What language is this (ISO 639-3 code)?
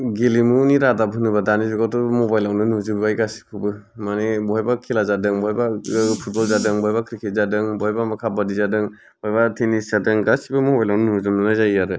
brx